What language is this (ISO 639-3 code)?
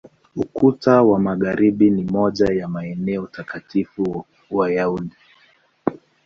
swa